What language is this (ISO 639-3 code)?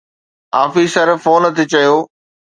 snd